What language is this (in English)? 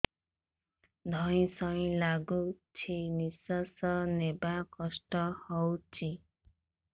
Odia